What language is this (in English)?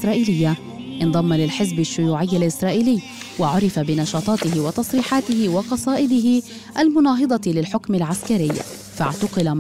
Arabic